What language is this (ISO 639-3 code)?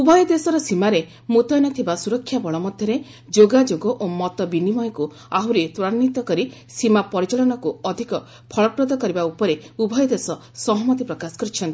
ori